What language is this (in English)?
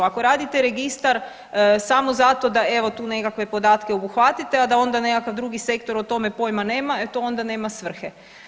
Croatian